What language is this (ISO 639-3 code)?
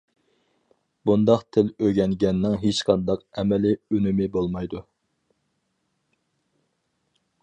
uig